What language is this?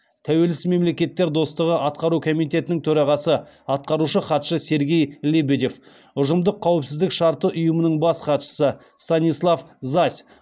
Kazakh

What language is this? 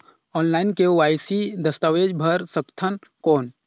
Chhattisgarhi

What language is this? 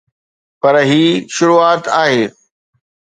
Sindhi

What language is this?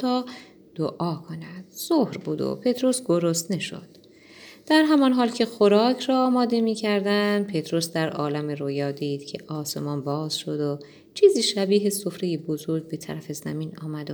Persian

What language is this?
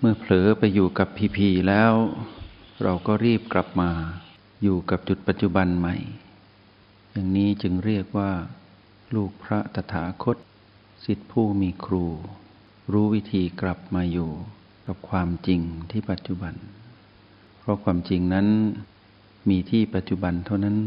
Thai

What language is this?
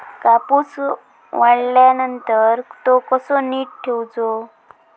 Marathi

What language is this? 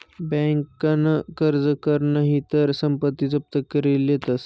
Marathi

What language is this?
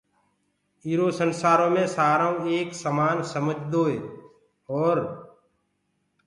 Gurgula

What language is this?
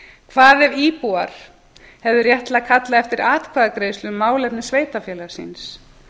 Icelandic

